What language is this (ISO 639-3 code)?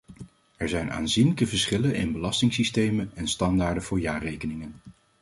nld